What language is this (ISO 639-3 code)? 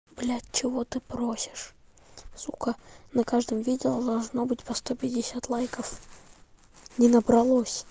rus